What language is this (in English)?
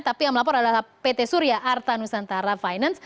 Indonesian